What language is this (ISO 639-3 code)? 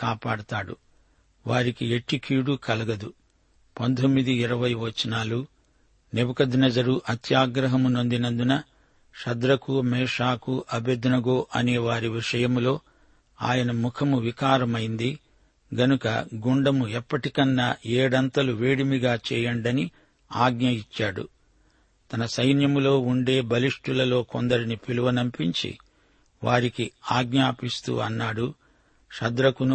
tel